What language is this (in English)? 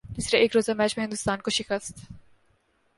Urdu